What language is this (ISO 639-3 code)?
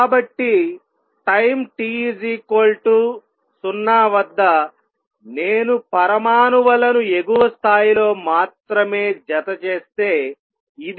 tel